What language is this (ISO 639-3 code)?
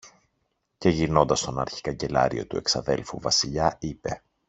ell